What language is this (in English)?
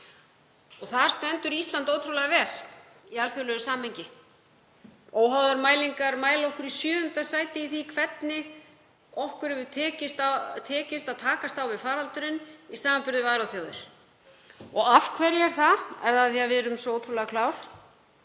Icelandic